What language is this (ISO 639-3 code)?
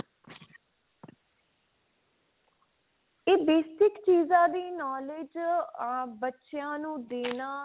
pan